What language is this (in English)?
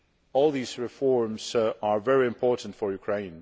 English